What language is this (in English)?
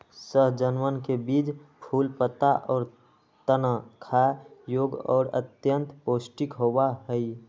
Magahi